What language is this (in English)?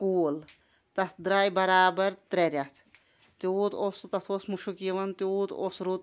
Kashmiri